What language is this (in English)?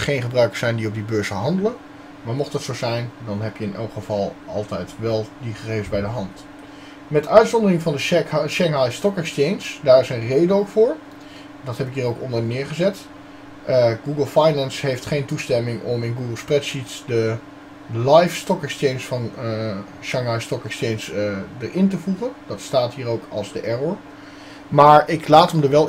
Dutch